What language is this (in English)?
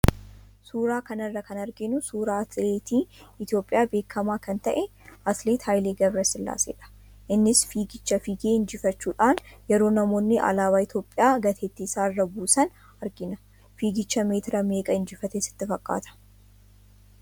Oromo